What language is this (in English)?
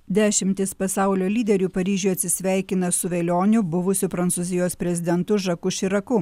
Lithuanian